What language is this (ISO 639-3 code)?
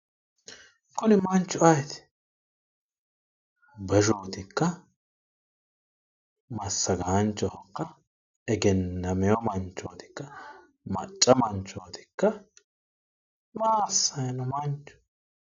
sid